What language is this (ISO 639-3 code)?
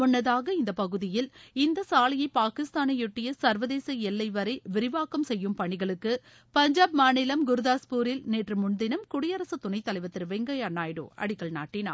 tam